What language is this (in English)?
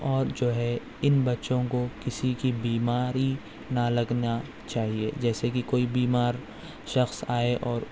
Urdu